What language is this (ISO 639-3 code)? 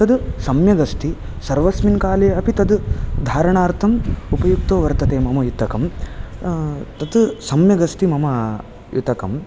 san